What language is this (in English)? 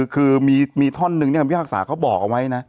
Thai